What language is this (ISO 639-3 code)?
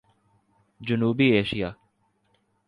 urd